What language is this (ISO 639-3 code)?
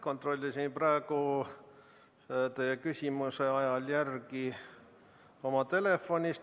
est